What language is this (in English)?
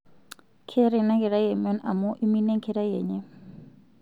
Masai